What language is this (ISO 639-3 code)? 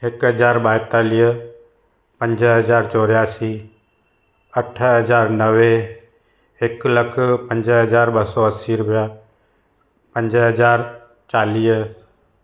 snd